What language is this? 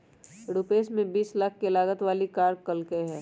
Magahi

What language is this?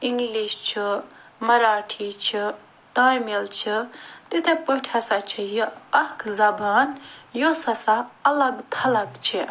Kashmiri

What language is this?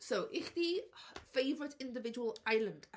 Welsh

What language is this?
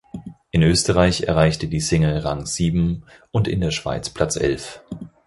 German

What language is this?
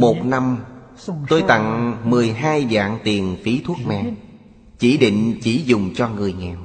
Vietnamese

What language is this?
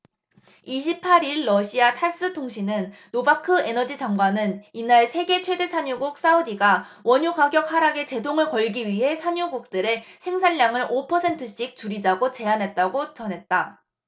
Korean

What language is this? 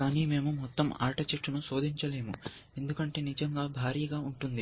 Telugu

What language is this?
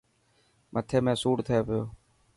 Dhatki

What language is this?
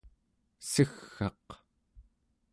Central Yupik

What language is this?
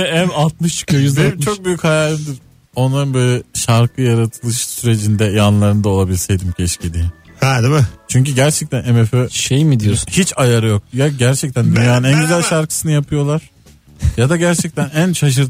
Turkish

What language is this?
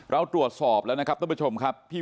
Thai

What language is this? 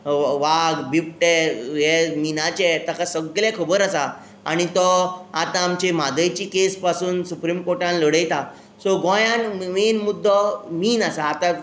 Konkani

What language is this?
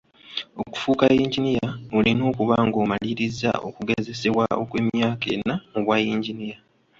Ganda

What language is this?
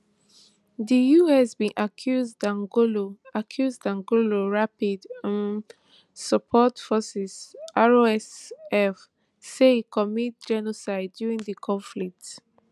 Nigerian Pidgin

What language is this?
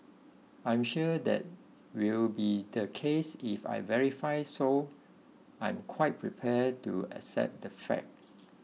English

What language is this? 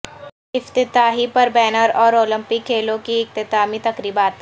Urdu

